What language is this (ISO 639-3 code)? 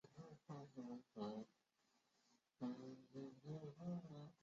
zho